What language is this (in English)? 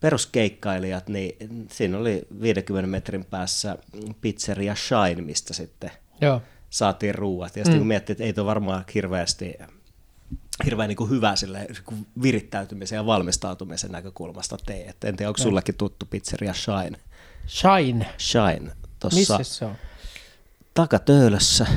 Finnish